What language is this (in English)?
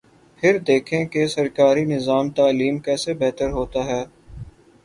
Urdu